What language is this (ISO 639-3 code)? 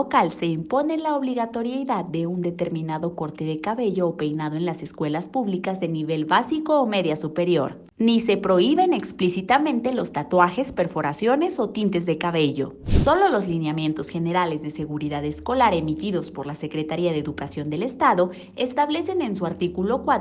spa